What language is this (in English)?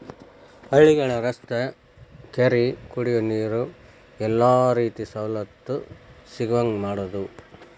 Kannada